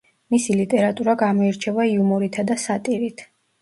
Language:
Georgian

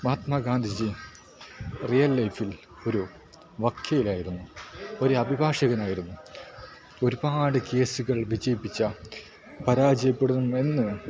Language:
Malayalam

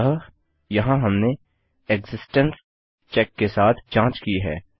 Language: Hindi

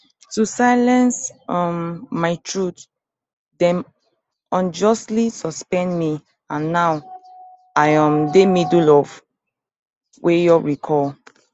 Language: Nigerian Pidgin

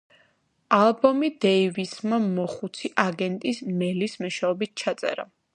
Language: Georgian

